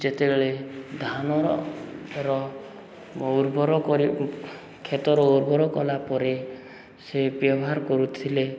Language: Odia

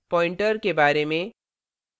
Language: Hindi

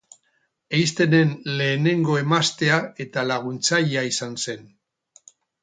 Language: Basque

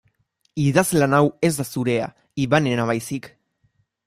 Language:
Basque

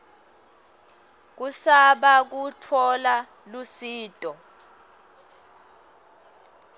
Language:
Swati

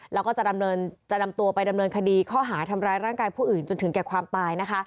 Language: Thai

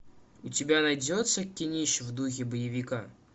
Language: Russian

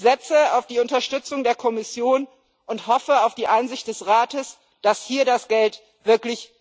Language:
German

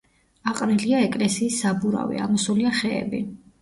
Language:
Georgian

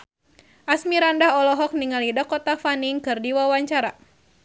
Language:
Sundanese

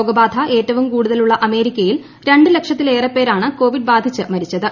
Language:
Malayalam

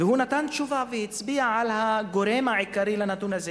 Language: Hebrew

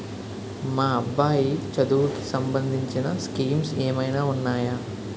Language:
Telugu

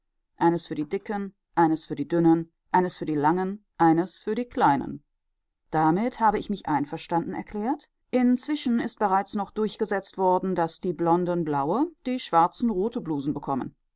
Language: German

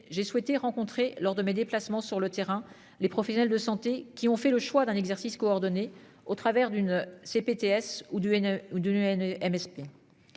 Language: French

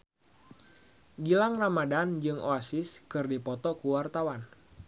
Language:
Sundanese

